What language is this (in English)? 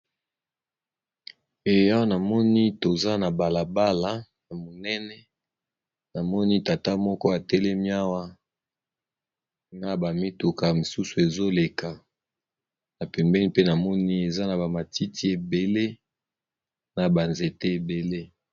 Lingala